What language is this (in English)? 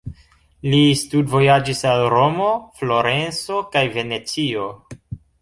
Esperanto